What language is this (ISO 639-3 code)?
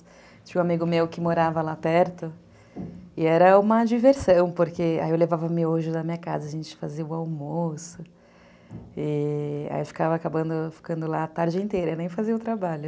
por